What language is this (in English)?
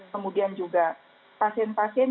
Indonesian